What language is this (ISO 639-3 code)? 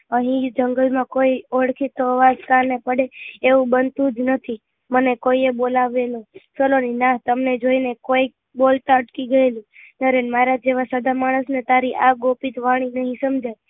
guj